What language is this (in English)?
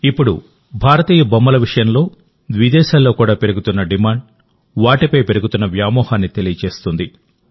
Telugu